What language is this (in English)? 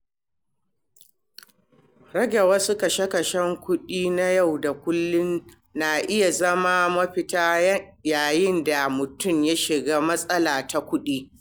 Hausa